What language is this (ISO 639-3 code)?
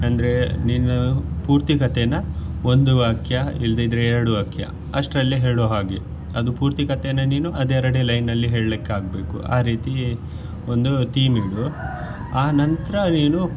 kan